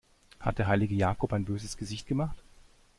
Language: German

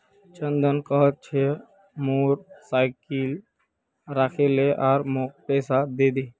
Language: Magahi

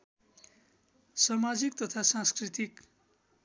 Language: Nepali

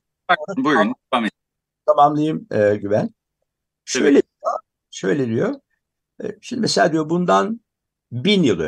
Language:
Turkish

